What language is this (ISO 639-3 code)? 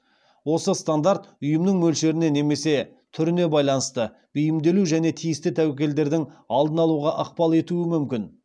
kaz